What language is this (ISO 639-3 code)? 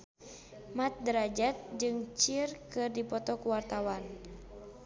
sun